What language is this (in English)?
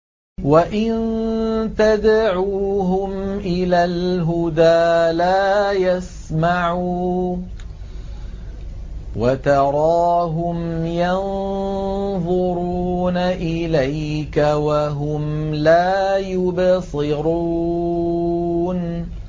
Arabic